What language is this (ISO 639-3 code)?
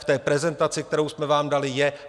ces